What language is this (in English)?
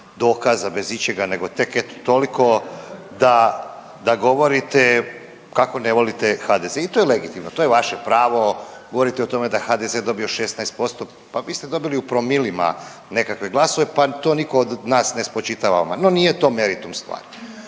Croatian